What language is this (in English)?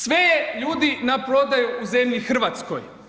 Croatian